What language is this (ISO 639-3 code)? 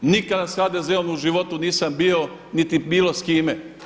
hrv